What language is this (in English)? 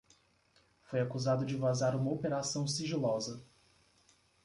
Portuguese